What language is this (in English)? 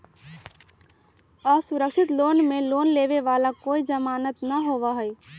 Magahi